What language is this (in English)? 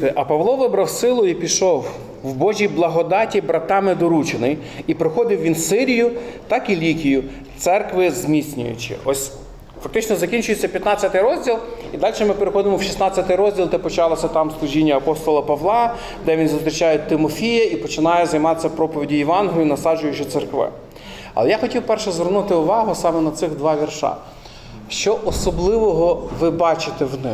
Ukrainian